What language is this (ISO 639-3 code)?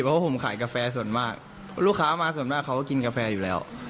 tha